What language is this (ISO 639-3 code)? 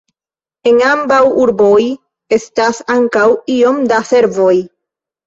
epo